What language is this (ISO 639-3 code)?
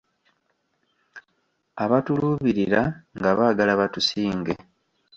lug